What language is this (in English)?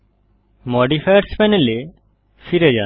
Bangla